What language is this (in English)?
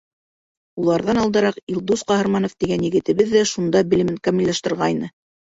Bashkir